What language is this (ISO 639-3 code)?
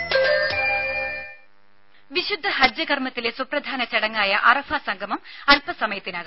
mal